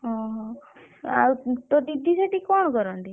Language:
Odia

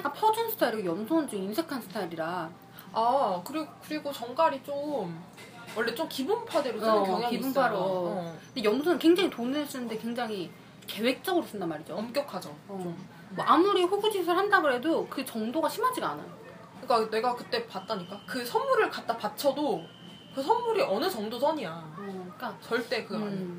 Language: Korean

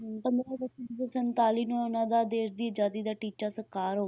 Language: Punjabi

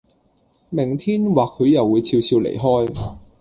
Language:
Cantonese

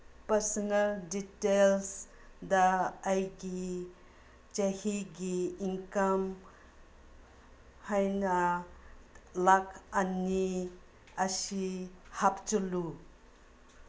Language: Manipuri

